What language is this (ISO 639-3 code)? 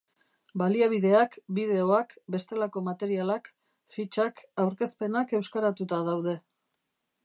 eus